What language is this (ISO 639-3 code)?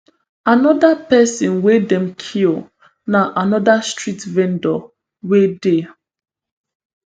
pcm